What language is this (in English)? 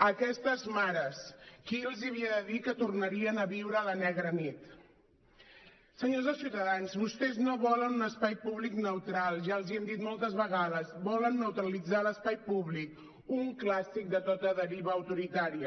Catalan